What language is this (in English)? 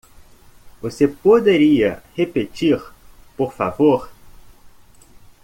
Portuguese